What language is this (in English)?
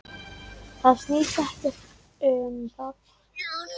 Icelandic